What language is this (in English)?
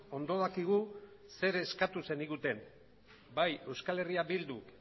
Basque